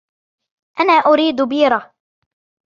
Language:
Arabic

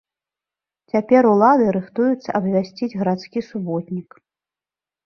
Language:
Belarusian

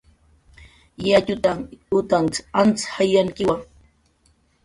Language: Jaqaru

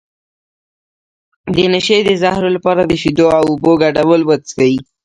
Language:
Pashto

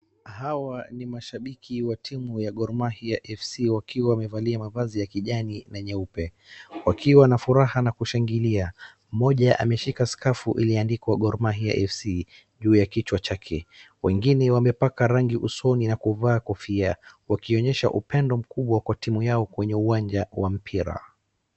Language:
Swahili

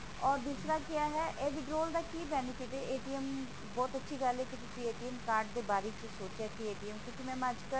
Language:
Punjabi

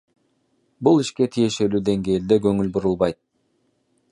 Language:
Kyrgyz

